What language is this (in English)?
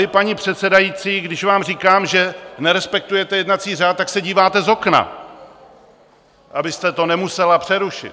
Czech